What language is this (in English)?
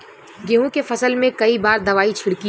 Bhojpuri